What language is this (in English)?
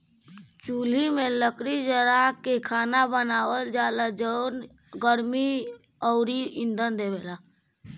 Bhojpuri